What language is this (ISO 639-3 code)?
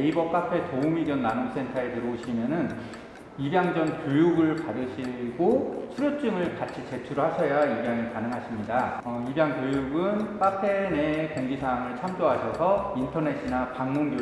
kor